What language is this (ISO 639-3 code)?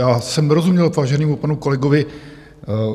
ces